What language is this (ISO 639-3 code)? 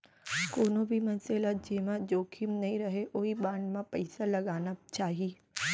hne